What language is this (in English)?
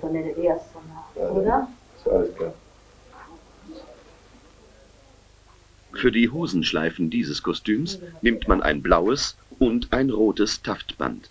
German